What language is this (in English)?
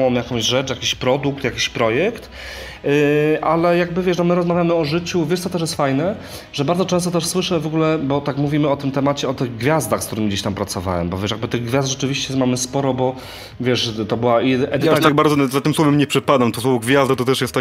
Polish